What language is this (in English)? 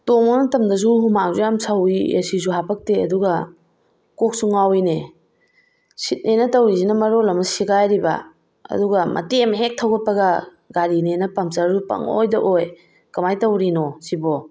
Manipuri